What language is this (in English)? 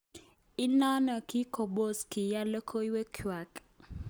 Kalenjin